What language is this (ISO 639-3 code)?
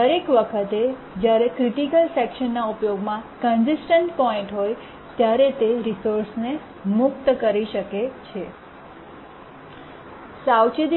guj